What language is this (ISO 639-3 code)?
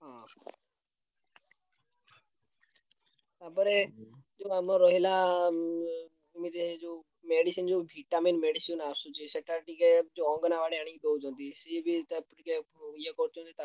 ori